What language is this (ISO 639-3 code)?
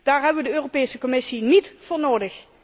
nld